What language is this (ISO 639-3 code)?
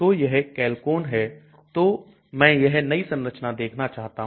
hin